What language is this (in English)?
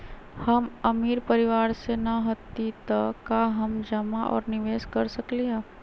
Magahi